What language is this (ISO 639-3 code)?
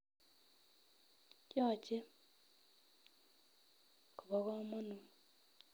kln